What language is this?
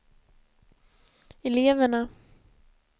Swedish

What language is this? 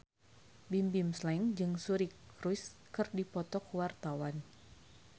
Sundanese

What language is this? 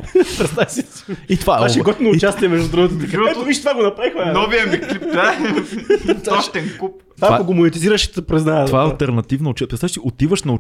Bulgarian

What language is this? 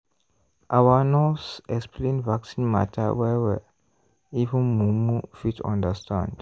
Nigerian Pidgin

